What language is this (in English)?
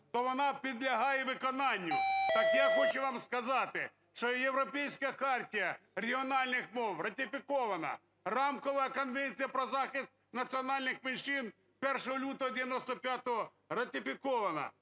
Ukrainian